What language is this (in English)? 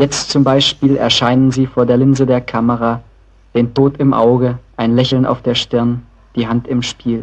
German